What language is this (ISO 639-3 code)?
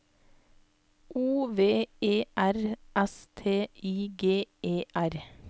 nor